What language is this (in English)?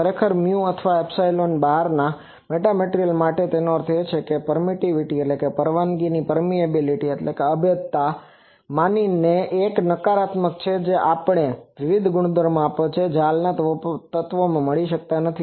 Gujarati